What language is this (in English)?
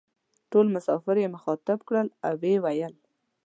Pashto